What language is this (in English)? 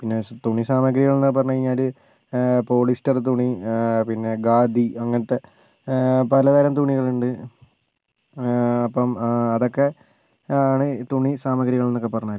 Malayalam